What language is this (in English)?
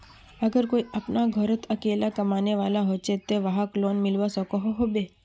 Magahi